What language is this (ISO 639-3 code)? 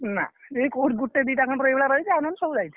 ori